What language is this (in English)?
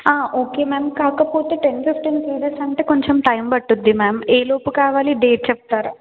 Telugu